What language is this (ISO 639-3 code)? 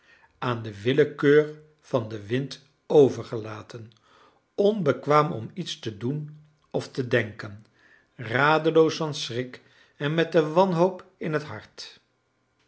nld